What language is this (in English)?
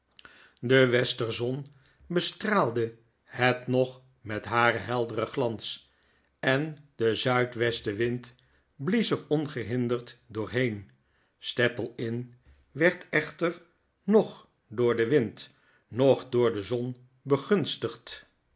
Dutch